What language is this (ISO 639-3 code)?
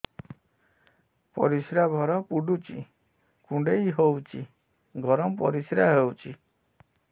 ori